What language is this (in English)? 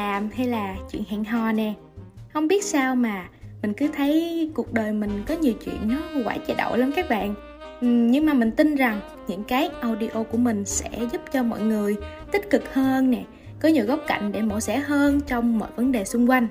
Vietnamese